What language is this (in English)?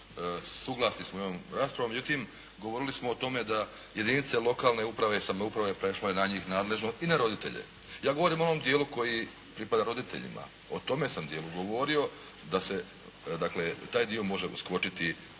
Croatian